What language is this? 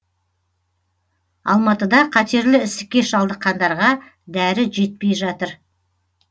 Kazakh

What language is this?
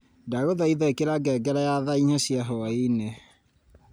Kikuyu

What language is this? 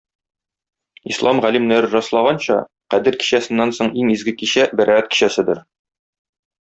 Tatar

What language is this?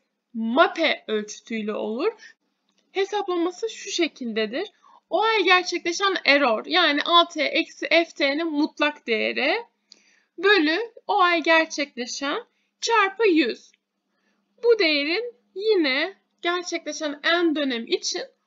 Turkish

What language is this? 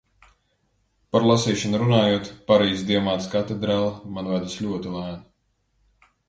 Latvian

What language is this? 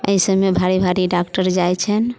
Maithili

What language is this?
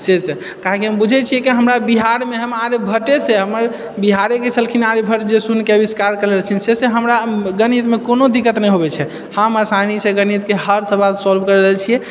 Maithili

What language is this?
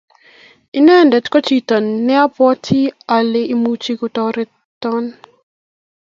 Kalenjin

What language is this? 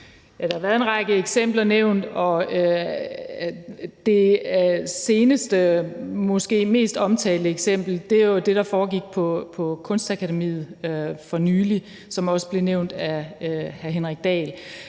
Danish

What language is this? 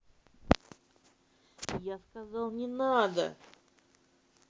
Russian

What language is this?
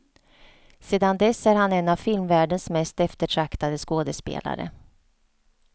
Swedish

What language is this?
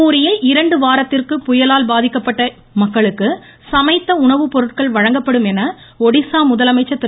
Tamil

